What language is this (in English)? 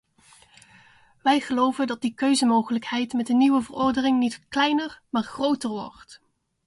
Dutch